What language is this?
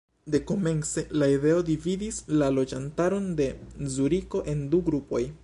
Esperanto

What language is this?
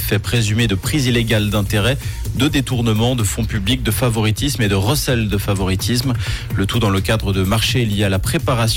French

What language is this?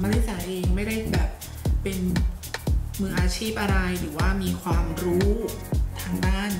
Thai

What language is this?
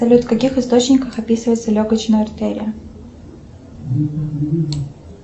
Russian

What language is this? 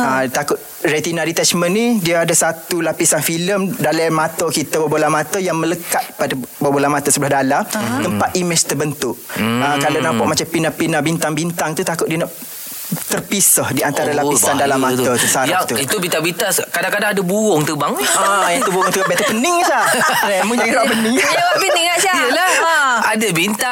Malay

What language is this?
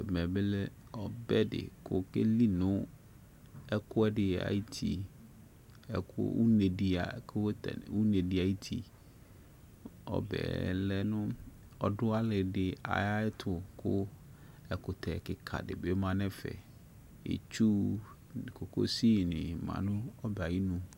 Ikposo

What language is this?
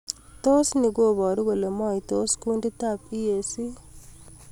Kalenjin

